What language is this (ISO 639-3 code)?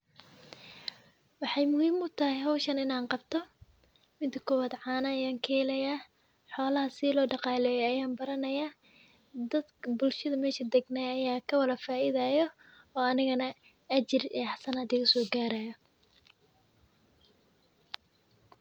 som